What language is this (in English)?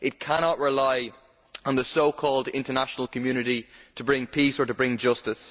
English